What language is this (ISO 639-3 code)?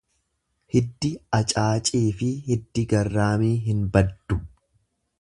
orm